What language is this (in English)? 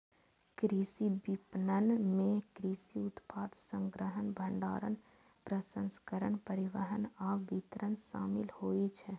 Maithili